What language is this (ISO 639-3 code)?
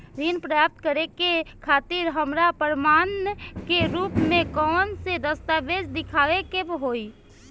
bho